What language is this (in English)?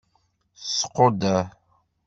Kabyle